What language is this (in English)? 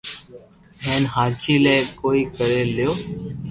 Loarki